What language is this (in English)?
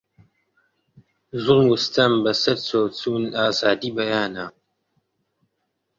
Central Kurdish